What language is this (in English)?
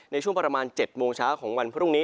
Thai